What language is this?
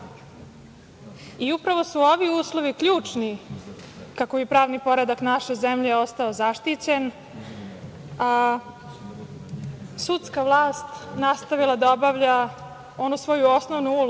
Serbian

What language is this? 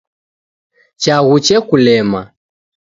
Taita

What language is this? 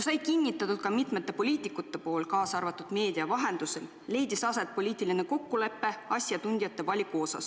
Estonian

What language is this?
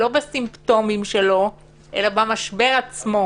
Hebrew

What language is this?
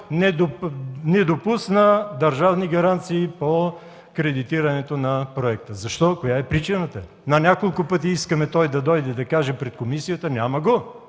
Bulgarian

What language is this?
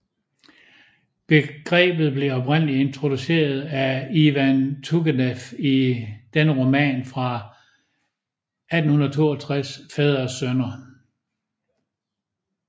Danish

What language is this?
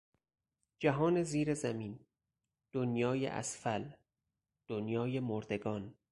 Persian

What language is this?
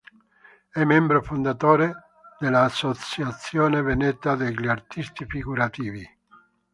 Italian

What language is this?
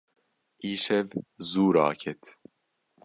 Kurdish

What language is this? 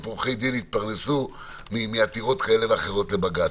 Hebrew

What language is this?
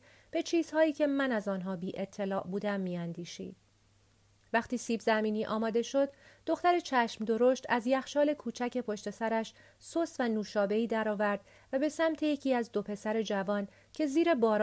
Persian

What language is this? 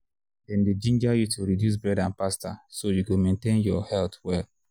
Nigerian Pidgin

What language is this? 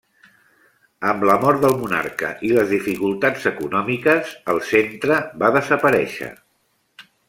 Catalan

